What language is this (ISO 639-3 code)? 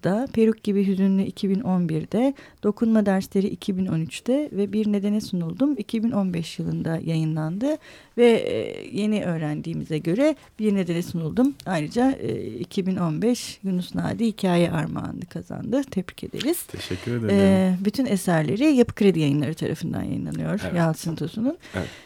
tur